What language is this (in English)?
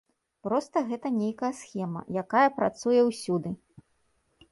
Belarusian